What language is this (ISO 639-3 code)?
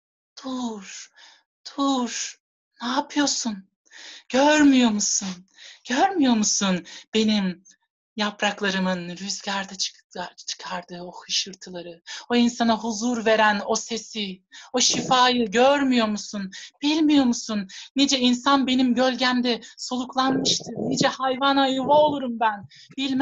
tur